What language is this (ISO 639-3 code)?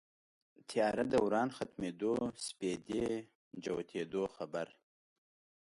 pus